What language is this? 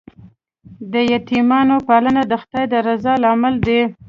Pashto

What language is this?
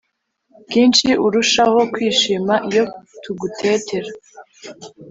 Kinyarwanda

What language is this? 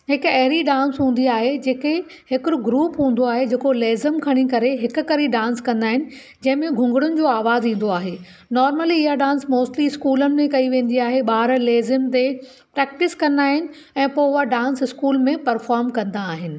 Sindhi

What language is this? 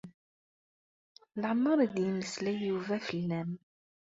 Kabyle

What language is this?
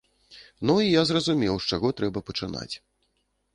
Belarusian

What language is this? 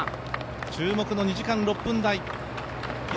Japanese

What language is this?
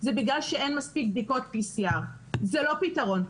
Hebrew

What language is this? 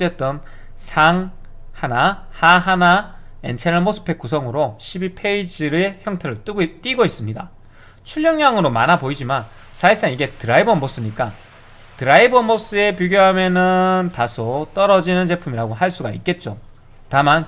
Korean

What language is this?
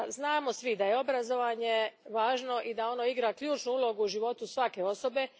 Croatian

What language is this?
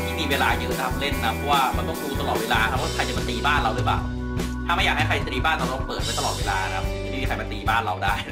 Thai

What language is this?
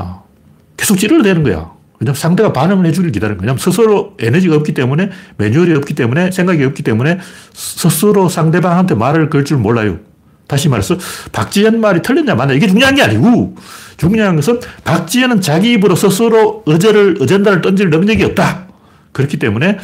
Korean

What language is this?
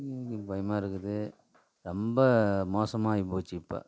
Tamil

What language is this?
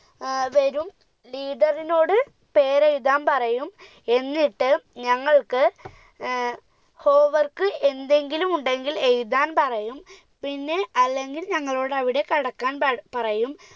Malayalam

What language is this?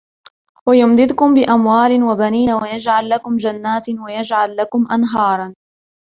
Arabic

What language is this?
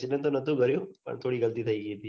Gujarati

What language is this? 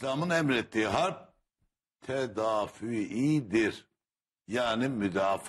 Turkish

